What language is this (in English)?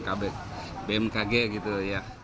Indonesian